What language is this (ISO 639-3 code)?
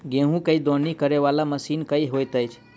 mai